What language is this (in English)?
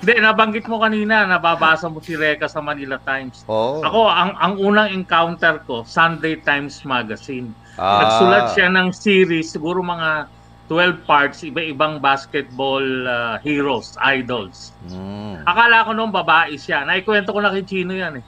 Filipino